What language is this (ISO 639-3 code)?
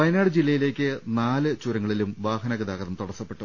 mal